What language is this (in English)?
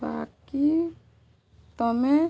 Odia